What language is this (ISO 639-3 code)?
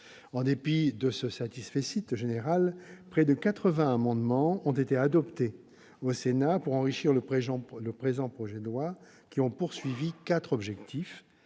fra